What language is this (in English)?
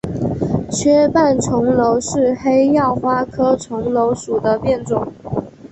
Chinese